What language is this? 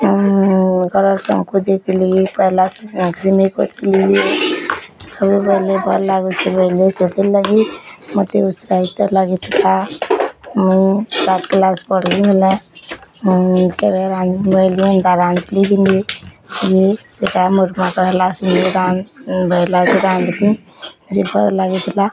Odia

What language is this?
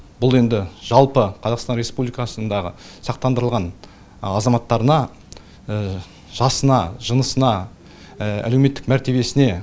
Kazakh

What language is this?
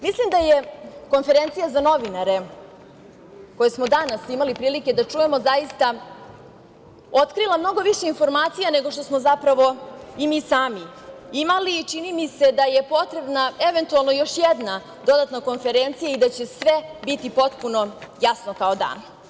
Serbian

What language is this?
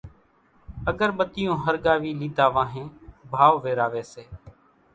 Kachi Koli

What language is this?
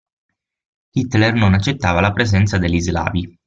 Italian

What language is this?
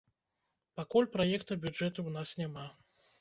Belarusian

